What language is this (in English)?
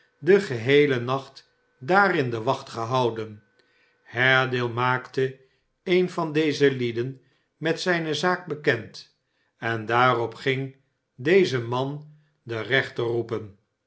Dutch